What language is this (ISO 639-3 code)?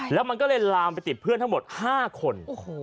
tha